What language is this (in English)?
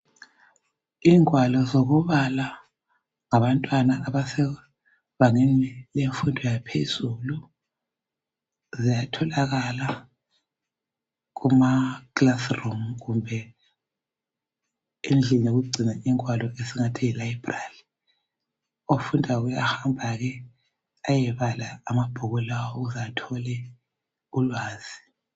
North Ndebele